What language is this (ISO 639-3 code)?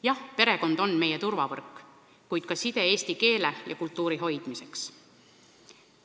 est